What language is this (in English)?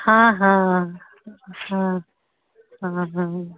Maithili